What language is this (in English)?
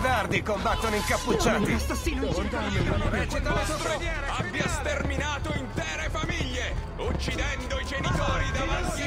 Italian